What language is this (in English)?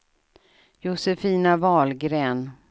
Swedish